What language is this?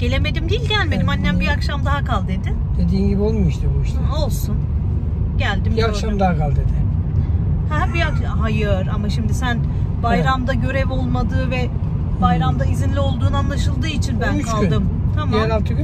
Turkish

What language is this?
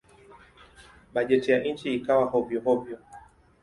Swahili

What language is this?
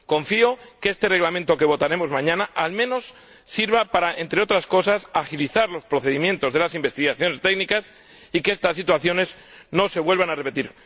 Spanish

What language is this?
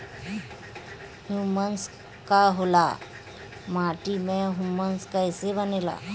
Bhojpuri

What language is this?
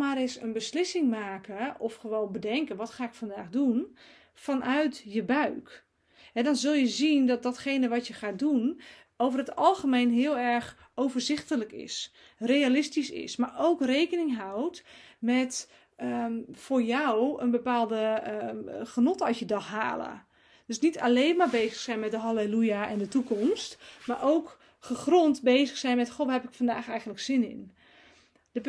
Dutch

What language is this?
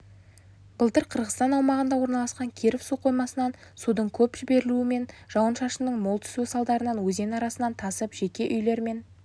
Kazakh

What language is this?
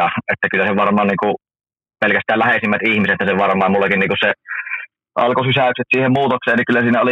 Finnish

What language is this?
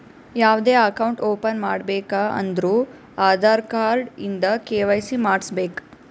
Kannada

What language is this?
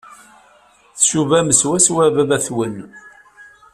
Kabyle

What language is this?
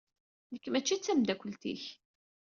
Kabyle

